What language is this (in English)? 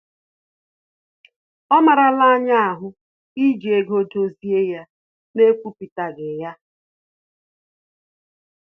Igbo